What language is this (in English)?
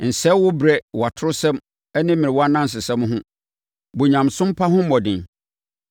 Akan